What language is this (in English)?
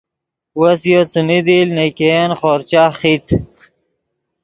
Yidgha